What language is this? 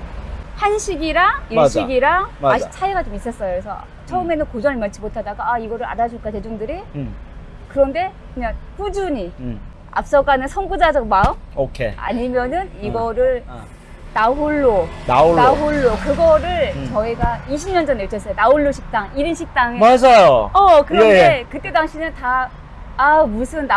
Korean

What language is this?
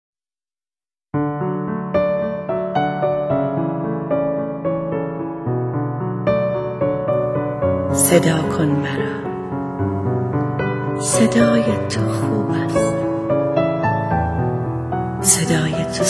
Persian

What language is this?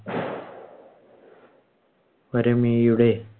Malayalam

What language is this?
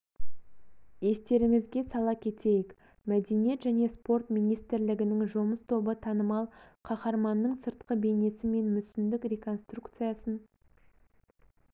Kazakh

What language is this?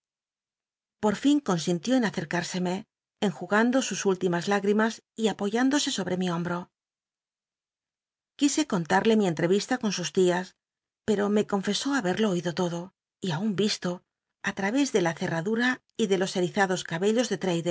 Spanish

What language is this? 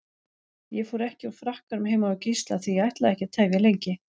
Icelandic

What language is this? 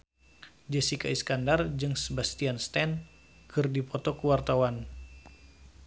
Sundanese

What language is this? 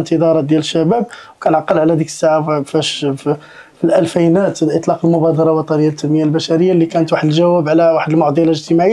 Arabic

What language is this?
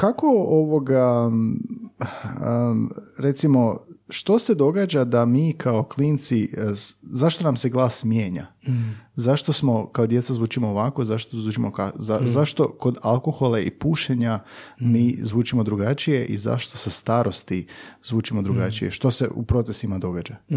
Croatian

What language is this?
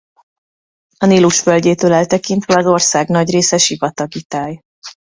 Hungarian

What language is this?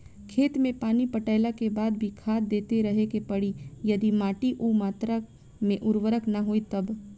Bhojpuri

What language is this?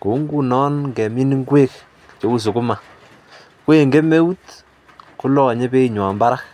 Kalenjin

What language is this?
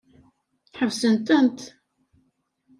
Kabyle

